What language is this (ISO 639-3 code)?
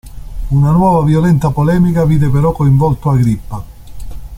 ita